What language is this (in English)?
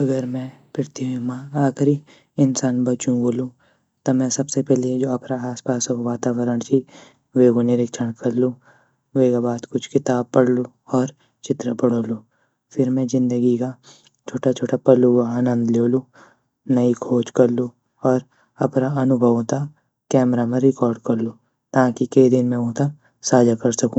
Garhwali